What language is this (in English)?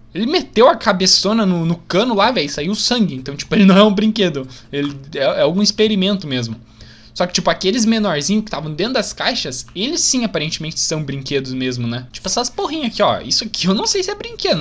Portuguese